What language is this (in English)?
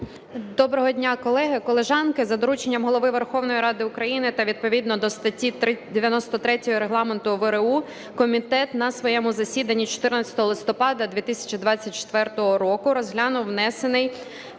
Ukrainian